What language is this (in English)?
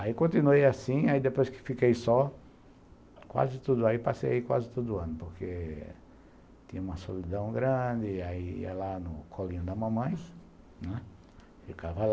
Portuguese